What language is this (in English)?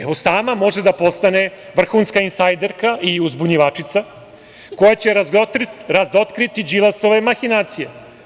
Serbian